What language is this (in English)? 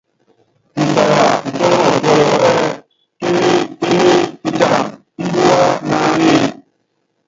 Yangben